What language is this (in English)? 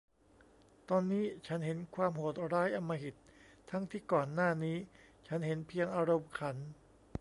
Thai